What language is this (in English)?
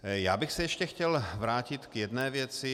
Czech